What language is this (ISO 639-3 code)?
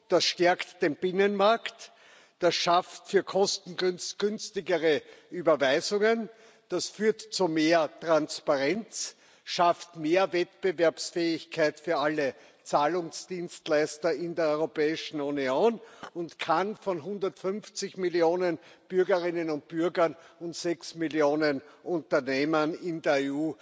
deu